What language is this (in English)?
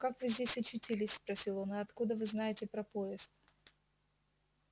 Russian